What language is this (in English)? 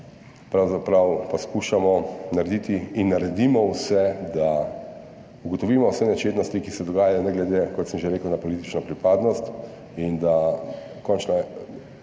Slovenian